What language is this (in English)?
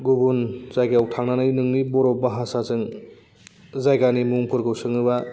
Bodo